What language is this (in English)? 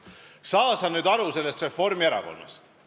Estonian